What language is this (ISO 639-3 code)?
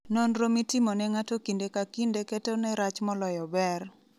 luo